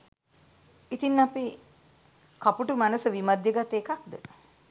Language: Sinhala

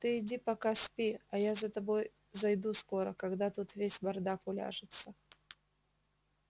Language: Russian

